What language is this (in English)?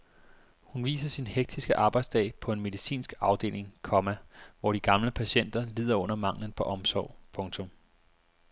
Danish